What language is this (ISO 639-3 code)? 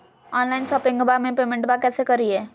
mag